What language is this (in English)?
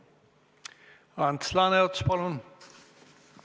Estonian